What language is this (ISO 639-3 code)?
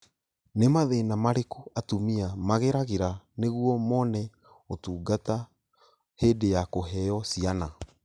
kik